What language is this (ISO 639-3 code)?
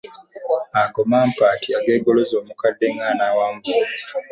lug